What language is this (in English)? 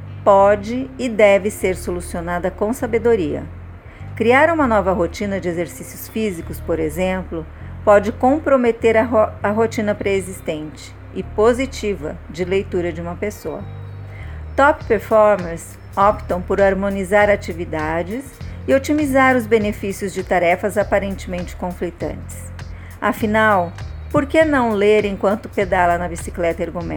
Portuguese